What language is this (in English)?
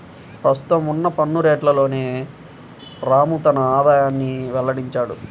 Telugu